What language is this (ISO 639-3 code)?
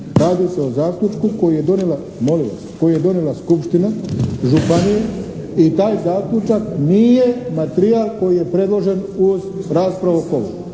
hrv